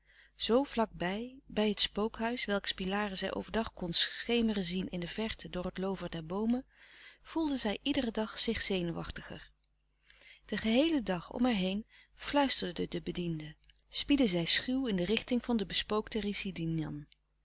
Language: Dutch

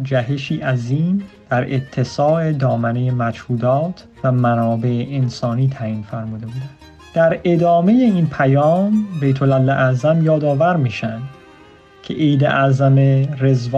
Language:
Persian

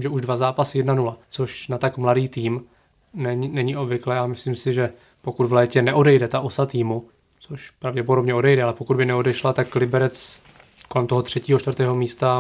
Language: Czech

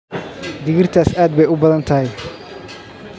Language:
Somali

